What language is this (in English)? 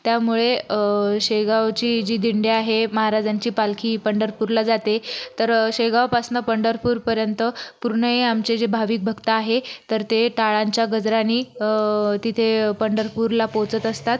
Marathi